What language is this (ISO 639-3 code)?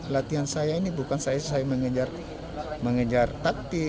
ind